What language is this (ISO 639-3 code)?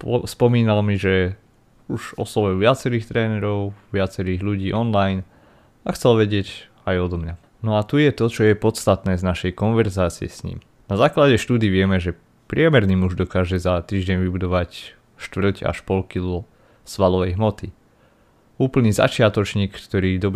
slk